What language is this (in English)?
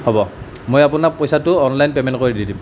Assamese